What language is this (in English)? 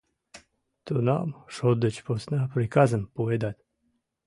Mari